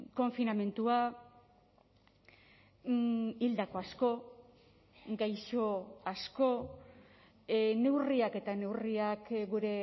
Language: Basque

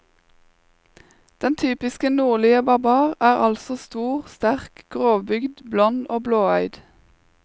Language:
Norwegian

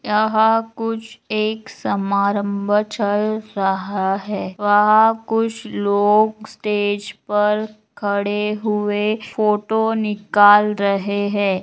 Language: Magahi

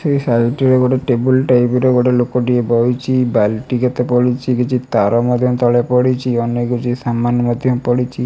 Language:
Odia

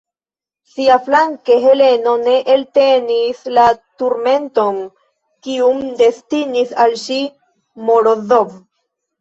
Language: Esperanto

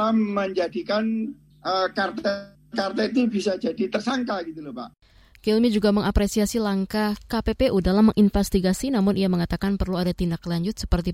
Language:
Indonesian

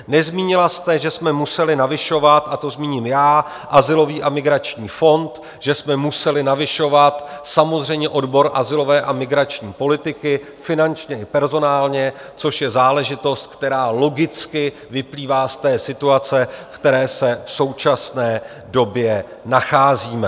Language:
Czech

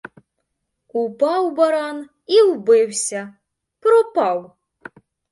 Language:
Ukrainian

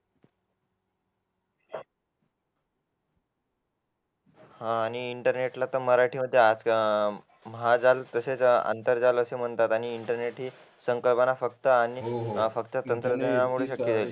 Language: Marathi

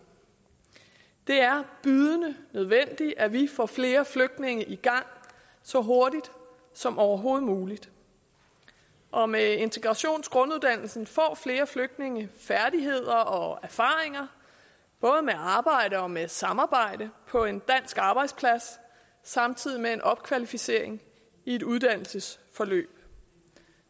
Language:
Danish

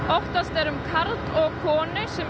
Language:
Icelandic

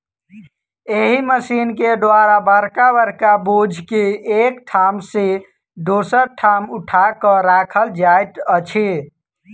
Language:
Maithili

